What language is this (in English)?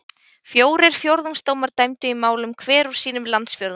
Icelandic